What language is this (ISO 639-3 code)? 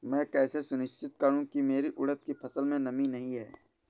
hin